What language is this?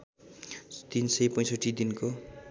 Nepali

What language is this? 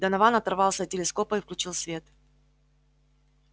Russian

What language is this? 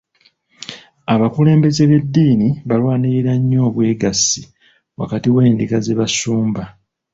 Ganda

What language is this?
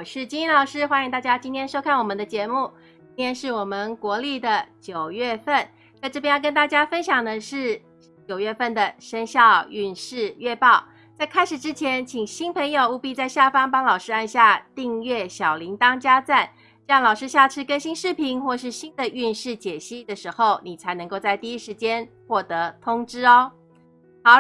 Chinese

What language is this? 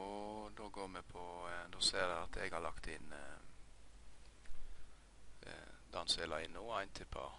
Norwegian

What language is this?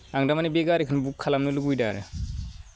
Bodo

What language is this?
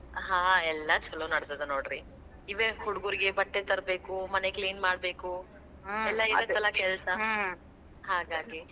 Kannada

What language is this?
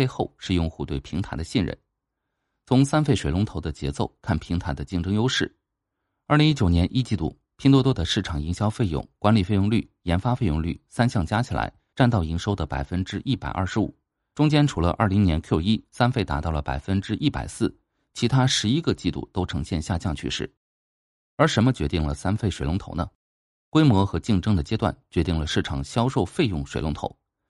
Chinese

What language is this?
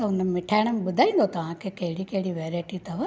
Sindhi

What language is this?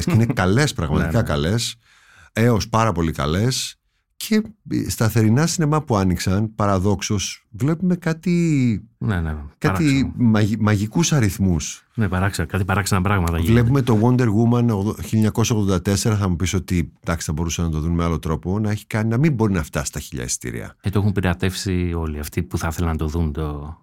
Greek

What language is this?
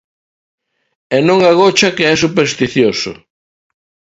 Galician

